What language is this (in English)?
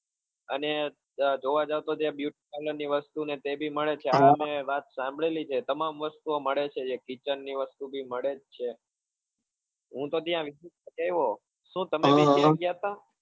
Gujarati